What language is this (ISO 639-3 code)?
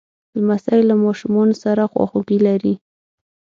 pus